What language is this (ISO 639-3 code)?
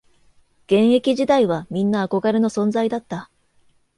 jpn